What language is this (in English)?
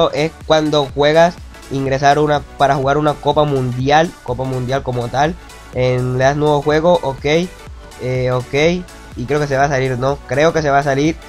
Spanish